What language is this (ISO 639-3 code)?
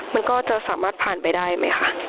tha